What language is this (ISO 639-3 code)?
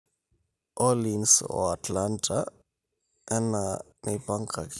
mas